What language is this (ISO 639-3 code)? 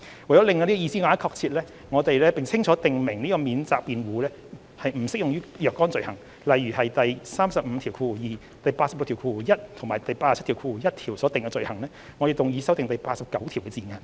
yue